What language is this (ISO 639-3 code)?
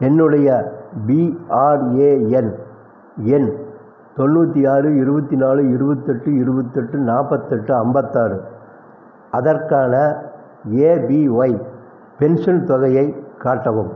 tam